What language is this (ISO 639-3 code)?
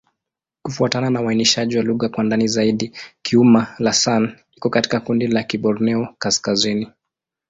swa